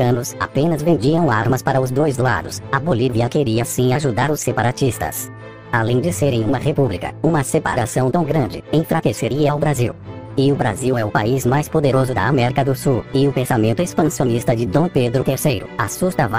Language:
Portuguese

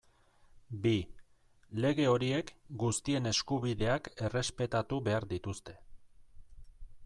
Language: Basque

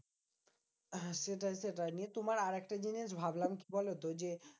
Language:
Bangla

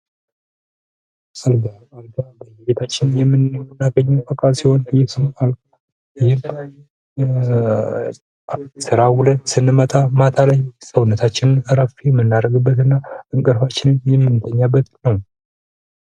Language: Amharic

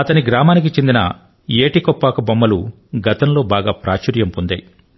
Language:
Telugu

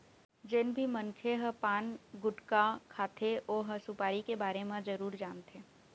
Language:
Chhattisgarhi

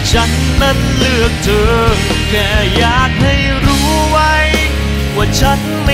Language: Thai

